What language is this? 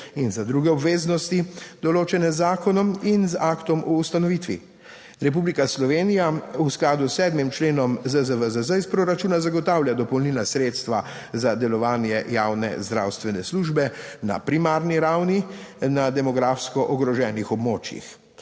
Slovenian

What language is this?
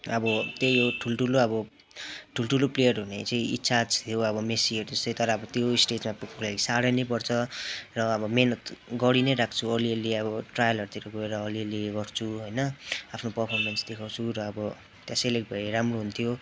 Nepali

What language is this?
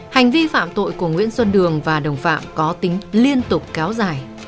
Vietnamese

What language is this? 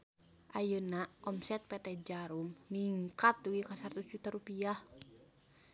Sundanese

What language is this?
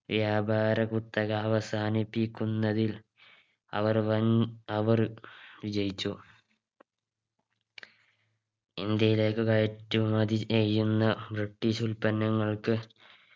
Malayalam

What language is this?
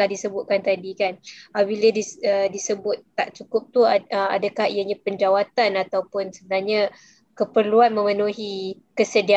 Malay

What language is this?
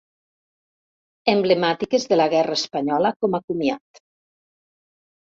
Catalan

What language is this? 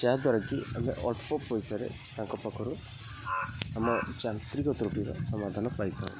Odia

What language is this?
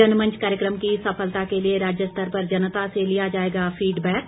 Hindi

